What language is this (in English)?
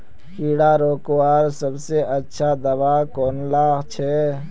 Magahi